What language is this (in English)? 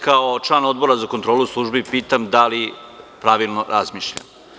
Serbian